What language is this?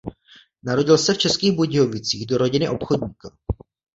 Czech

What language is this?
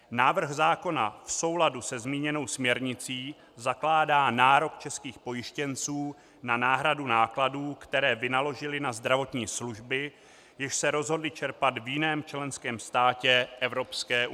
Czech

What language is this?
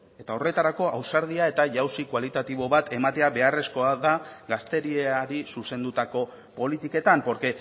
Basque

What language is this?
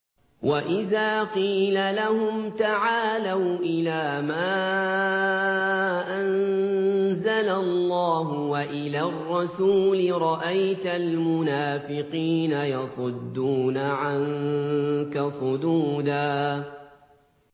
Arabic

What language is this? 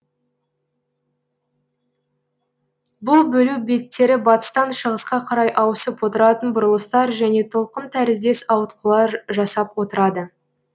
Kazakh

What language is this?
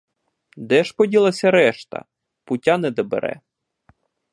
Ukrainian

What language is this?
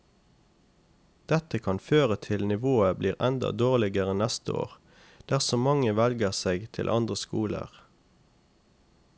Norwegian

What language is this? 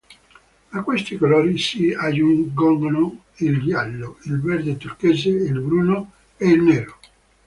Italian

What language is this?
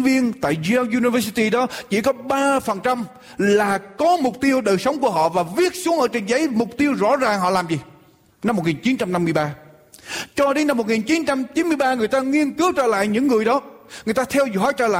Vietnamese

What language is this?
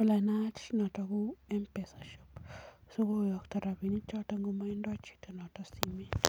Kalenjin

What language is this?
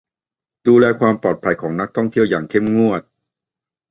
Thai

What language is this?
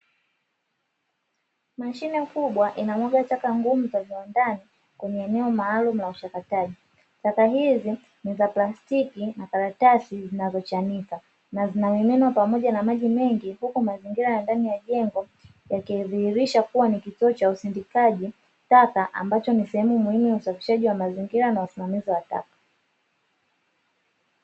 Swahili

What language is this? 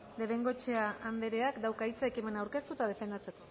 Basque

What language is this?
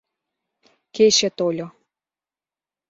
Mari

